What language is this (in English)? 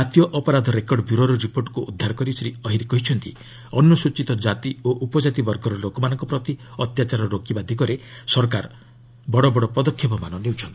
Odia